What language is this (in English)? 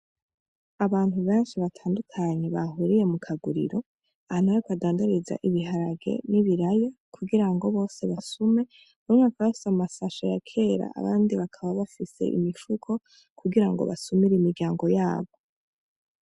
Rundi